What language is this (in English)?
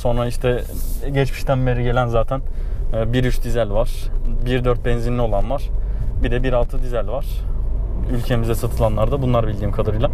Turkish